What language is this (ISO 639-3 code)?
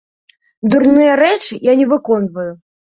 bel